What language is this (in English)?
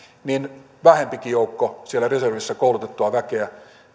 Finnish